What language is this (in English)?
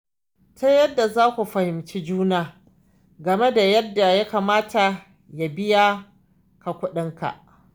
Hausa